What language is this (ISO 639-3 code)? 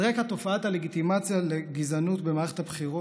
heb